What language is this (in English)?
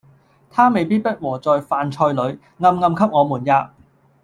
Cantonese